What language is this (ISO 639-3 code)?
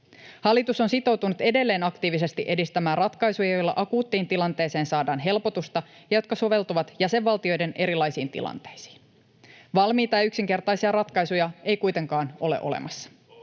fin